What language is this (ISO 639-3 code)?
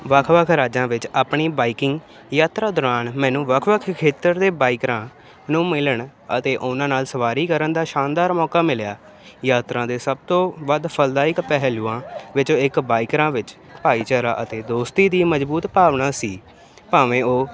pan